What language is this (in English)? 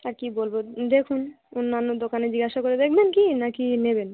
Bangla